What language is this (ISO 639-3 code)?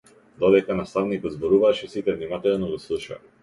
mkd